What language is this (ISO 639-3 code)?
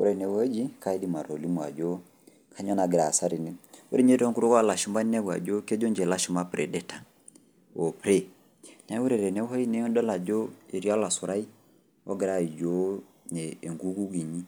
mas